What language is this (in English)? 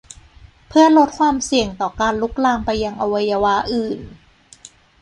Thai